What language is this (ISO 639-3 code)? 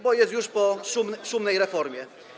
pol